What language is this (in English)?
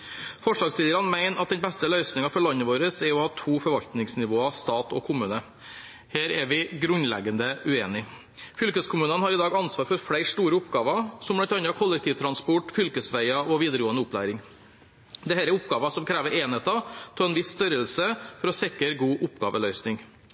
Norwegian Bokmål